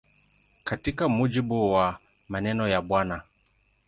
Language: Swahili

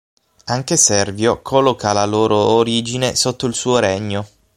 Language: Italian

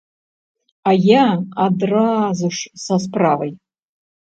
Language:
Belarusian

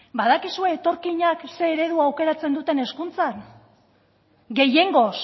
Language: Basque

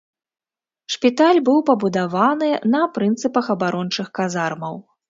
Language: Belarusian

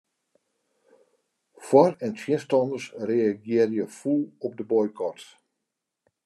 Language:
Western Frisian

